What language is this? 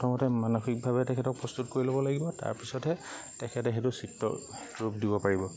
Assamese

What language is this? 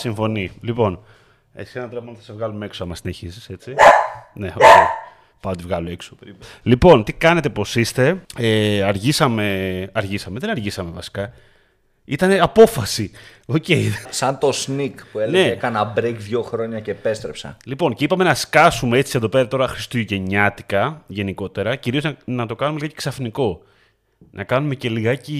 Greek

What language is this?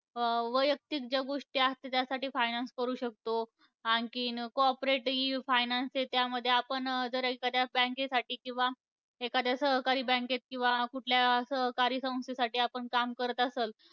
Marathi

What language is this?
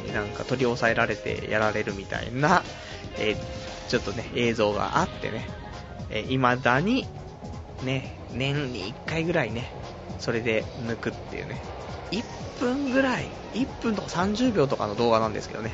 Japanese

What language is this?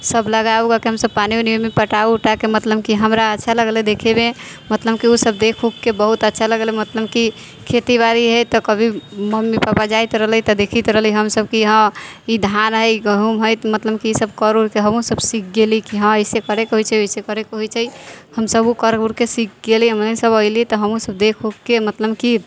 Maithili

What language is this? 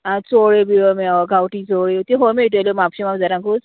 Konkani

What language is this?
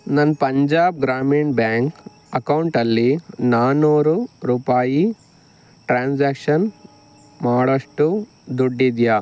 Kannada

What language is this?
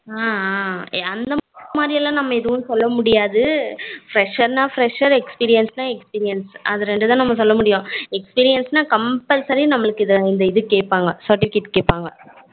Tamil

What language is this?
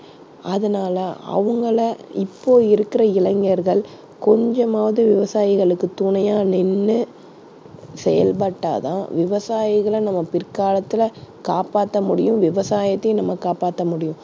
Tamil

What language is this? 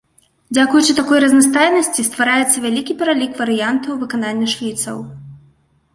Belarusian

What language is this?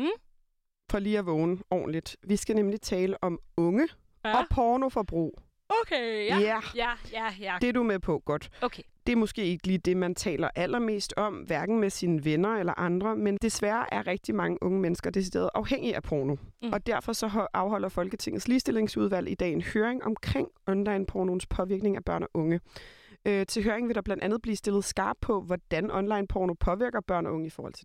Danish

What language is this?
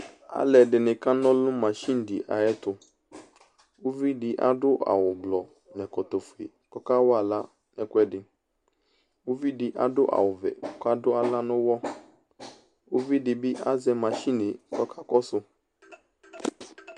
Ikposo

